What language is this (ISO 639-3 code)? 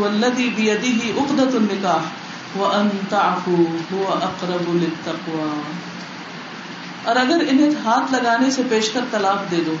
urd